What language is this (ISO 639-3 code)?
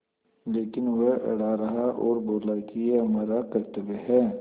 hin